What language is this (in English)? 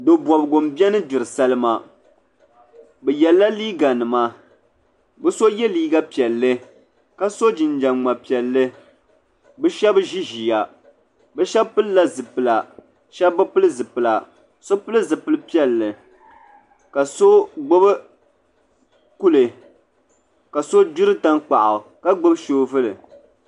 Dagbani